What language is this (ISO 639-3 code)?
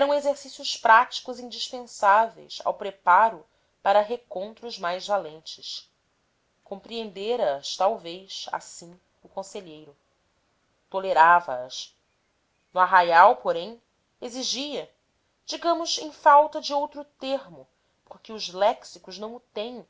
por